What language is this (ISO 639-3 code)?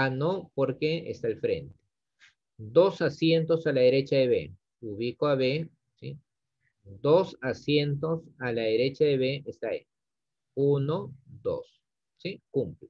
spa